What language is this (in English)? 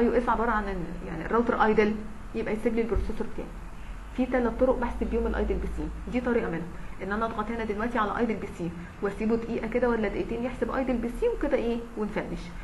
Arabic